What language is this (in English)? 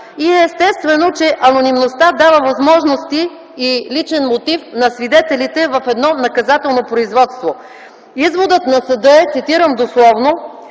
Bulgarian